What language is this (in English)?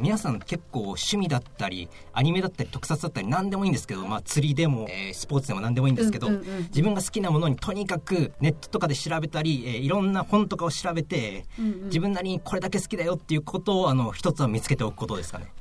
Japanese